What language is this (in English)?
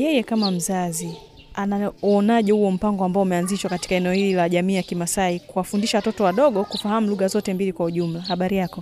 Swahili